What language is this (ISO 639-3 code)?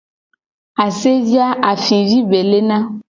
gej